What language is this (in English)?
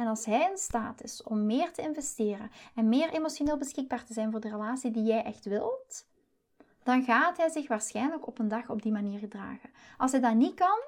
Dutch